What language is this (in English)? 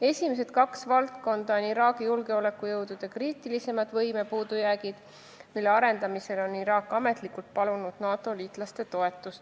Estonian